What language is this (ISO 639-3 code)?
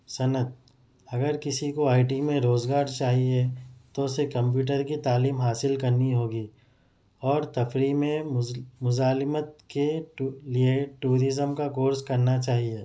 urd